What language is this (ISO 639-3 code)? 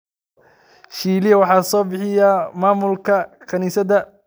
som